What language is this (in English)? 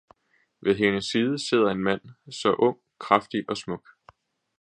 Danish